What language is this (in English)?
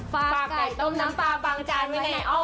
Thai